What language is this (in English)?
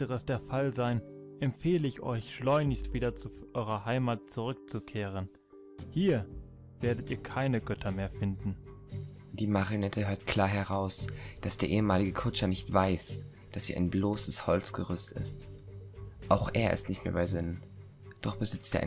German